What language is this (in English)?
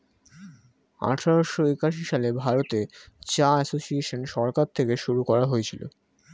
Bangla